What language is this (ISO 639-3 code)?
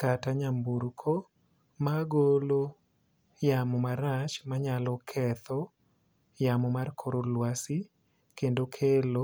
luo